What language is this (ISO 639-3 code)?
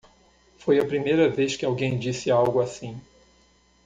por